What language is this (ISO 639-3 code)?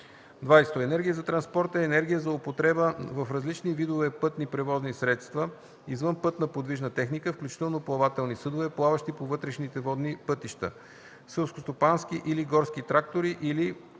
bul